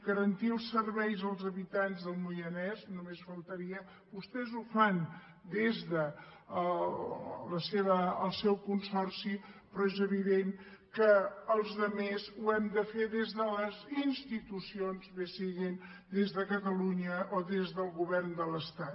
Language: Catalan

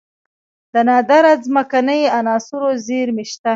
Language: Pashto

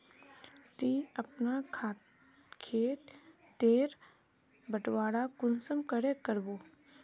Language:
Magahi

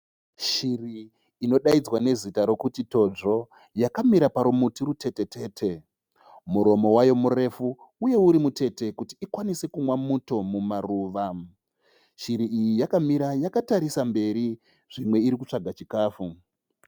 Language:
Shona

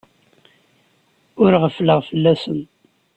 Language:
Kabyle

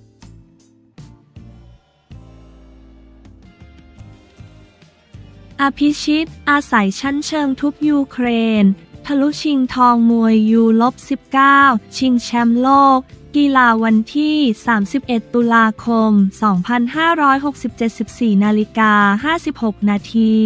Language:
Thai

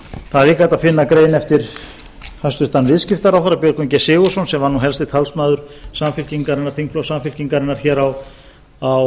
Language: Icelandic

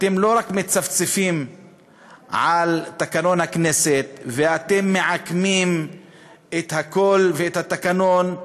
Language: Hebrew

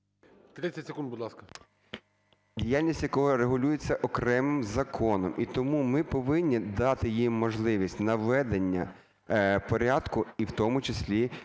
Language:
Ukrainian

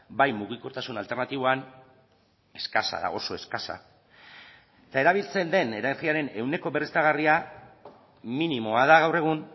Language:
Basque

